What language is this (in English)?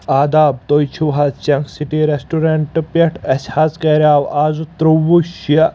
Kashmiri